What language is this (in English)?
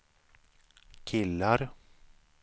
Swedish